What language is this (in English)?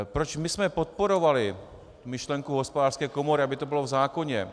Czech